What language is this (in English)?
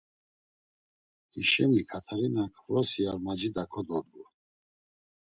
Laz